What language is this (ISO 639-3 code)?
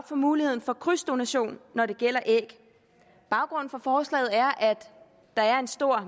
dan